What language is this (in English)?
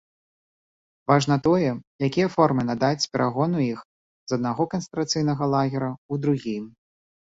Belarusian